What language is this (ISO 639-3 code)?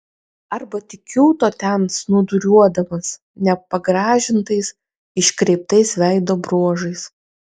lit